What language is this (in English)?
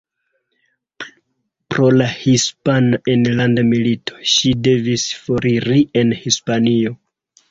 Esperanto